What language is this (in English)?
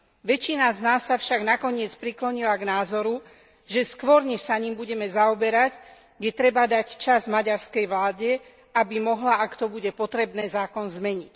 Slovak